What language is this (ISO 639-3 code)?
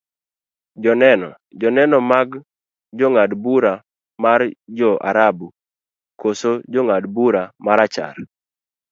luo